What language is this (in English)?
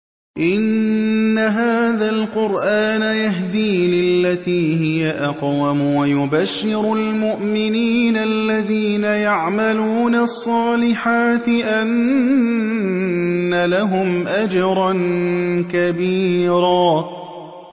Arabic